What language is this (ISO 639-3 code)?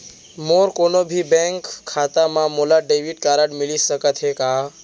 hne